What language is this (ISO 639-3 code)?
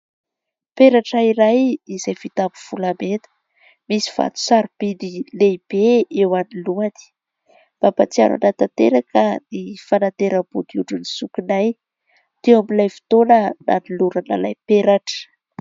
mlg